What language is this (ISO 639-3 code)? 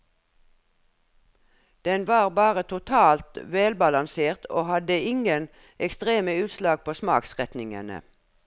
nor